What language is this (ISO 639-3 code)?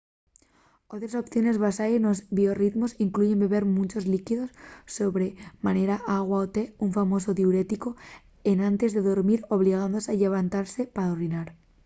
ast